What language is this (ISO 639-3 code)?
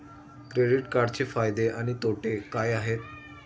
mar